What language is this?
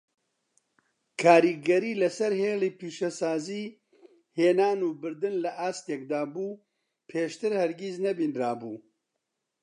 Central Kurdish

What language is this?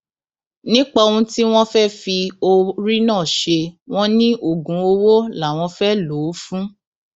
Yoruba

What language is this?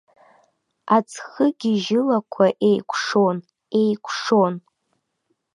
Abkhazian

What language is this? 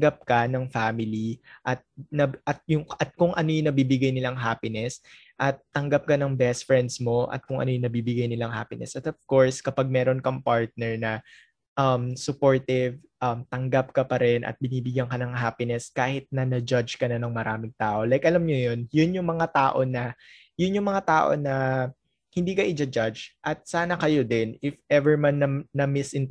Filipino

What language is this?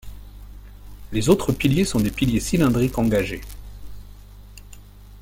French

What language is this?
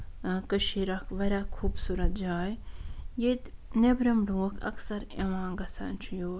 Kashmiri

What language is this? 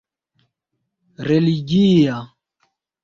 Esperanto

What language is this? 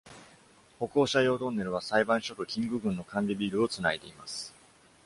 Japanese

